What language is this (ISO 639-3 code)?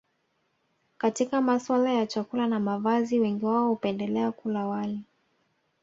swa